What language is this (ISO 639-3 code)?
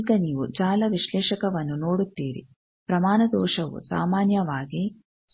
kan